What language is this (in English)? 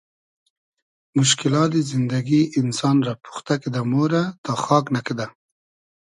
Hazaragi